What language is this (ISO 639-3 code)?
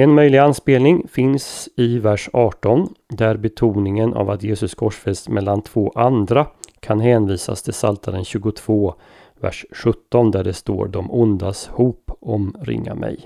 swe